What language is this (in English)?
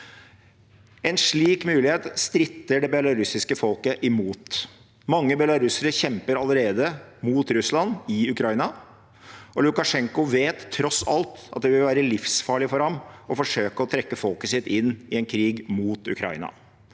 Norwegian